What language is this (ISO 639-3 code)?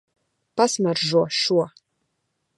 lav